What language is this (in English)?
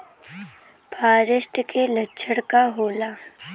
Bhojpuri